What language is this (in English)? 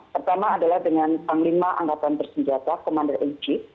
Indonesian